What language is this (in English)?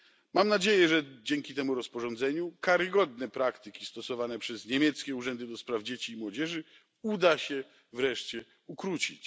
Polish